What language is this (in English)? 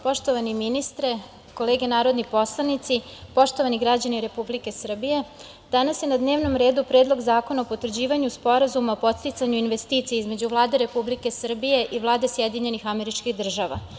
Serbian